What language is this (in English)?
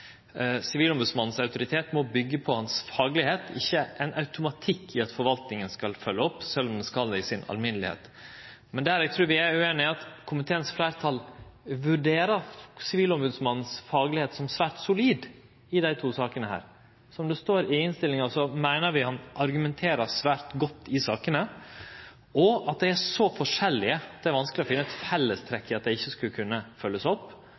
Norwegian Nynorsk